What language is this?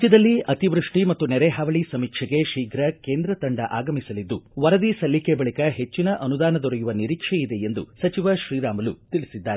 Kannada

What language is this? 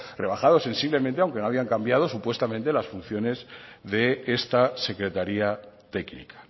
Spanish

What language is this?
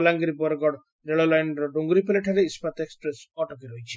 Odia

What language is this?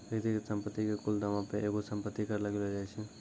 Maithili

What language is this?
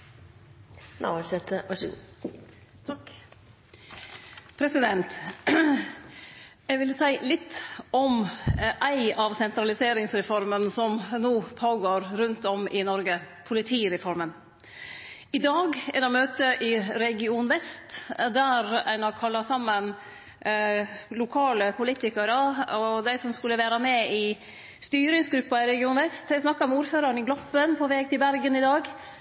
Norwegian Nynorsk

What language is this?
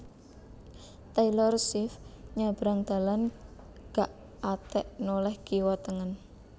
Javanese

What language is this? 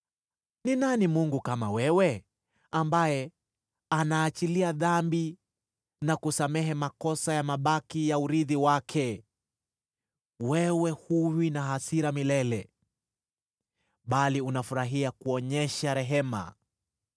Swahili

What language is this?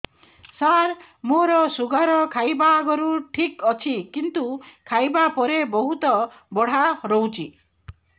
Odia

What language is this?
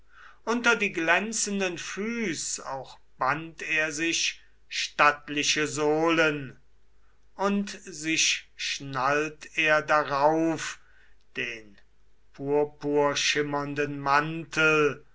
German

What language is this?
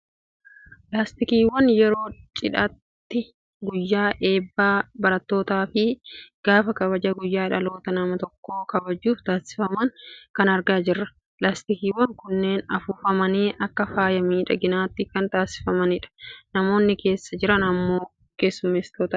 Oromo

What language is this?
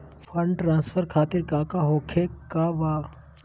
Magahi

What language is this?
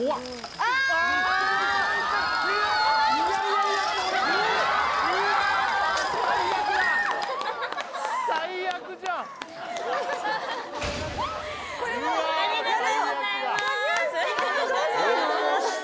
Japanese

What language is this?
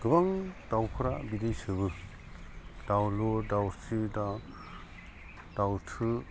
Bodo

